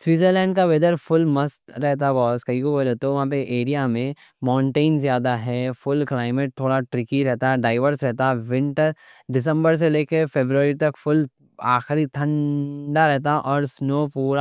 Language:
Deccan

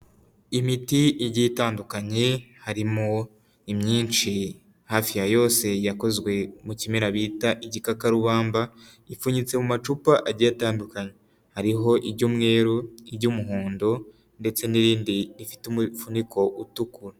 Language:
Kinyarwanda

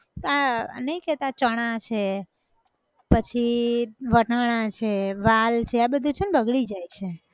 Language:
Gujarati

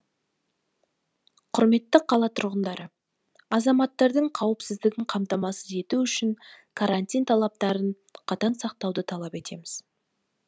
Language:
Kazakh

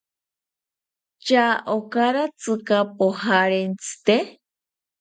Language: South Ucayali Ashéninka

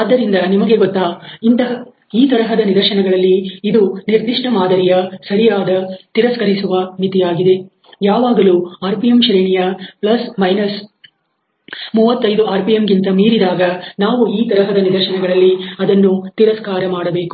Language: Kannada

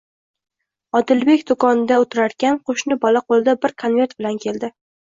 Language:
Uzbek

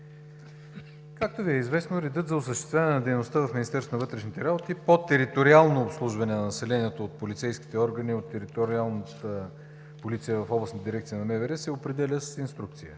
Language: Bulgarian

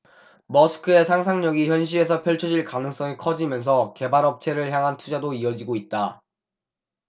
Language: Korean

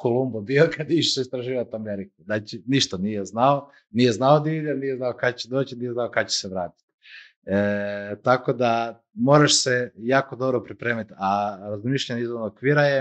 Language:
Croatian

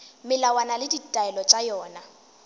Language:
Northern Sotho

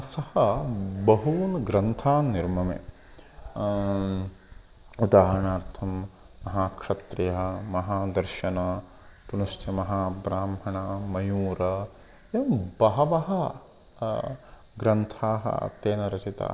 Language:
Sanskrit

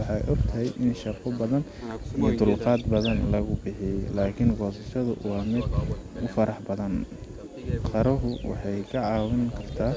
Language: Somali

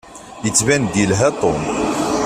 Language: Kabyle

